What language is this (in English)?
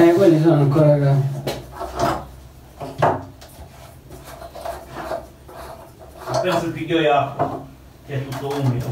Italian